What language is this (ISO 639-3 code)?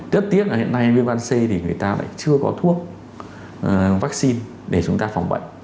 vie